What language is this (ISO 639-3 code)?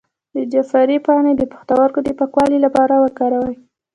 pus